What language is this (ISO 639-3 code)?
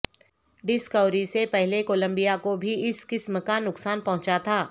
urd